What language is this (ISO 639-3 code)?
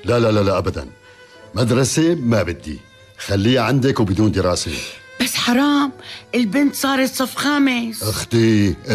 ara